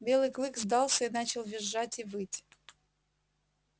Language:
Russian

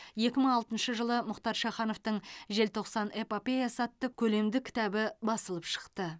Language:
Kazakh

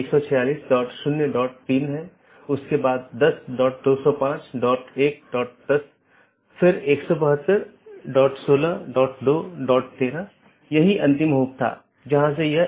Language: Hindi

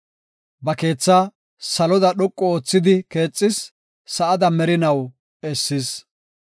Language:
Gofa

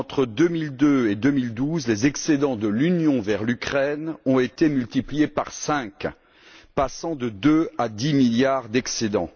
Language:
French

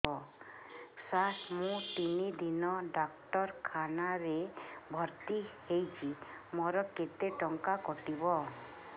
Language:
Odia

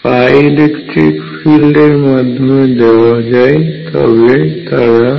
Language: Bangla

